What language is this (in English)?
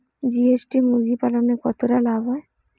Bangla